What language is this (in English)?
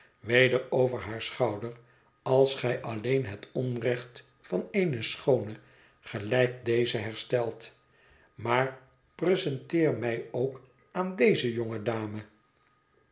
Dutch